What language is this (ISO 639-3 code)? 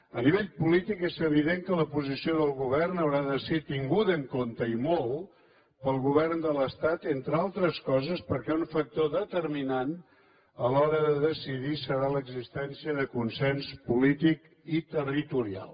cat